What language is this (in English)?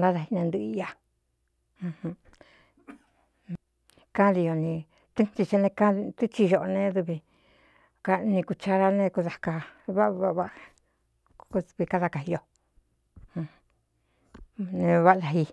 Cuyamecalco Mixtec